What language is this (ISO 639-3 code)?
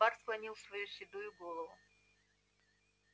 rus